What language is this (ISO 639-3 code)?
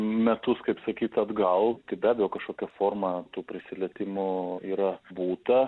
lit